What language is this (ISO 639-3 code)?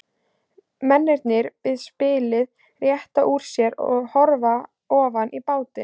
isl